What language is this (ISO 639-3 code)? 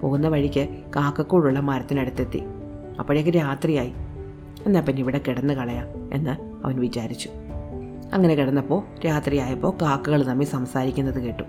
mal